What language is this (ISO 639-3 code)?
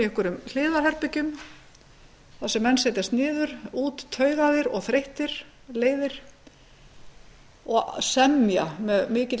isl